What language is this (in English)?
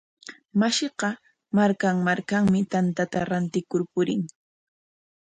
Corongo Ancash Quechua